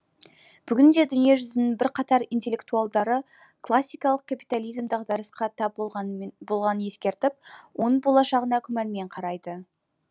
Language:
Kazakh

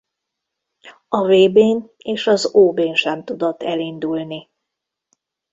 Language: Hungarian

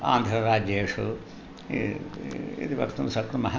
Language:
Sanskrit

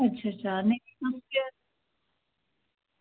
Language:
Dogri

